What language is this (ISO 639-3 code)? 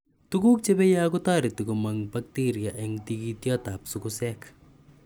kln